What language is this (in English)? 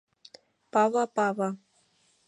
Mari